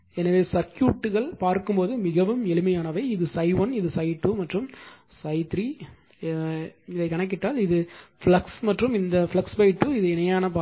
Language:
Tamil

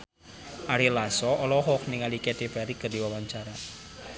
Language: Sundanese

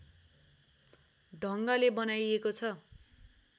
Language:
Nepali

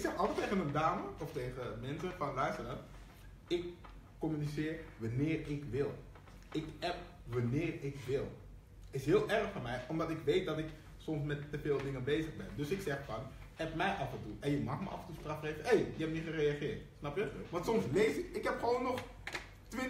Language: Dutch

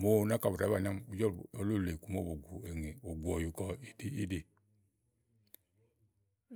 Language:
Igo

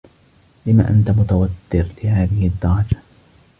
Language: Arabic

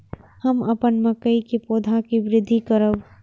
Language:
Maithili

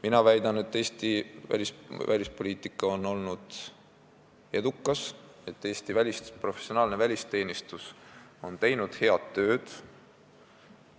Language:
Estonian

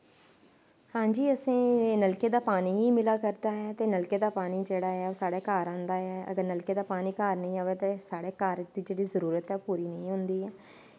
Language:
Dogri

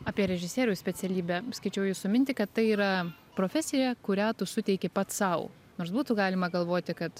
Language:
Lithuanian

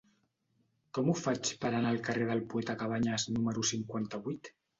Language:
Catalan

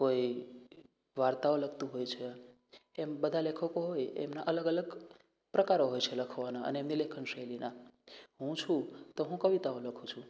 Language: Gujarati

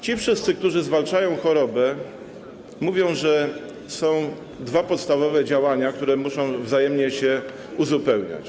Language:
Polish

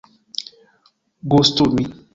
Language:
Esperanto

